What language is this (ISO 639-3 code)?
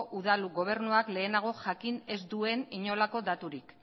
eus